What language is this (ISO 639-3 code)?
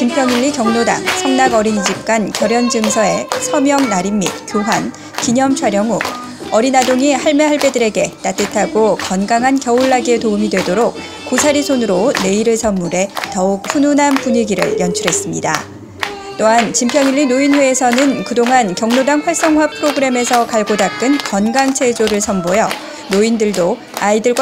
kor